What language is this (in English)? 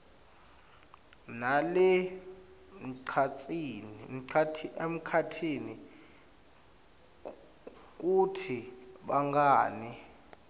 Swati